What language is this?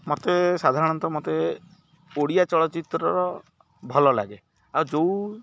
Odia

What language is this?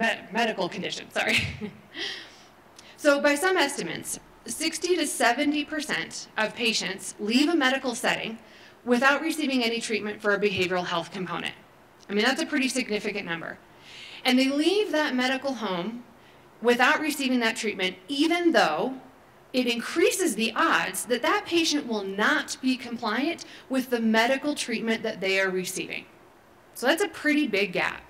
English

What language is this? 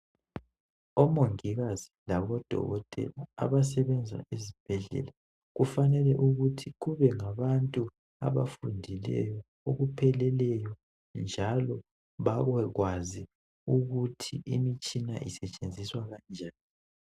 North Ndebele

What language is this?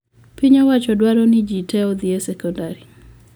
Luo (Kenya and Tanzania)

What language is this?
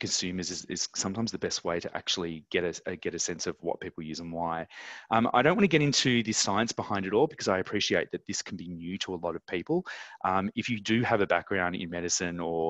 English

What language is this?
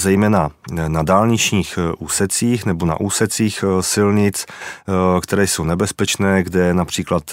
Czech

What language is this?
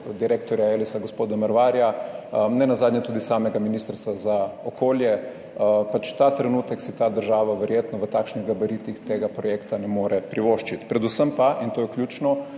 Slovenian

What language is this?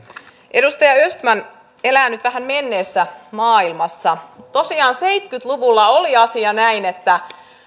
Finnish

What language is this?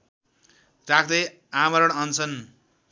Nepali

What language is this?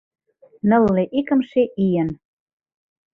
Mari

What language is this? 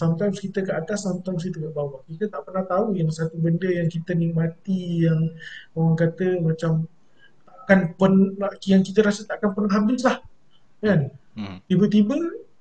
Malay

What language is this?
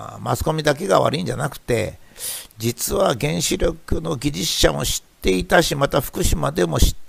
Japanese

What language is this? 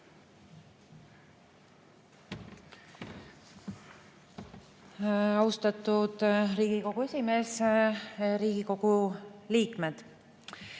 Estonian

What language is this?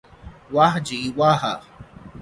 Urdu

